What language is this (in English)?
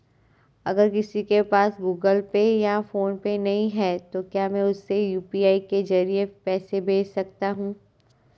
Hindi